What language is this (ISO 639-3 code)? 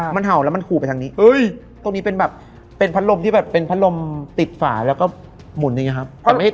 tha